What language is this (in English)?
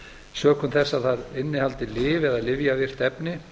Icelandic